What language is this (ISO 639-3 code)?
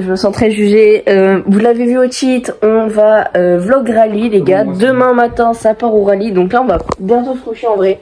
fra